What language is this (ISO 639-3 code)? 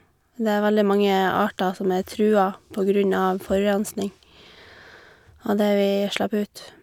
nor